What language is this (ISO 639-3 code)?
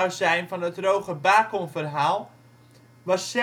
nld